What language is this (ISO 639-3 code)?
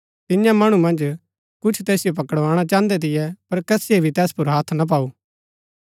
gbk